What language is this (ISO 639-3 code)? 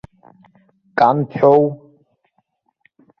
abk